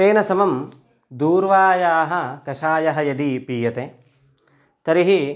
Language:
Sanskrit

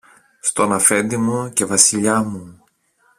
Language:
Greek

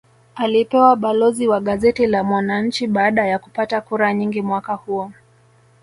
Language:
Swahili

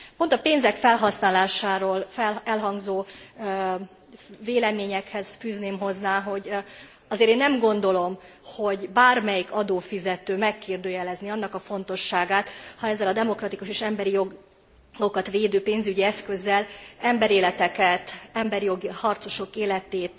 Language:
Hungarian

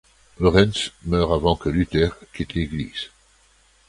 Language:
French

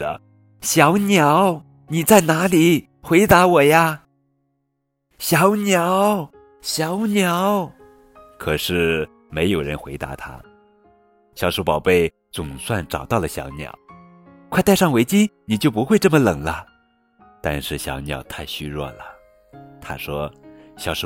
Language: Chinese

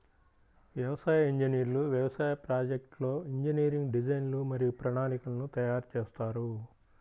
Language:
Telugu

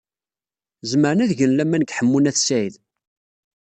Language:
Kabyle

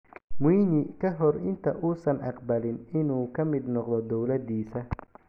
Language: Somali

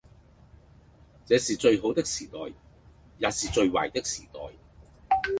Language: Cantonese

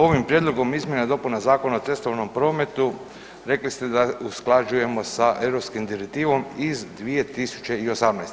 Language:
Croatian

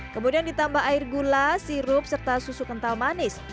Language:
Indonesian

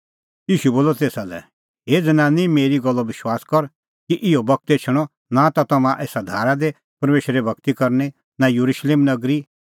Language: Kullu Pahari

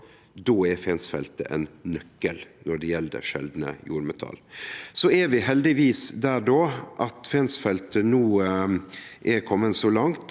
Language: Norwegian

